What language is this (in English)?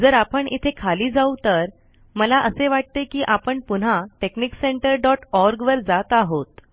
Marathi